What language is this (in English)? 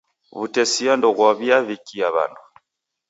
Taita